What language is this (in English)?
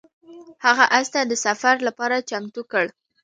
Pashto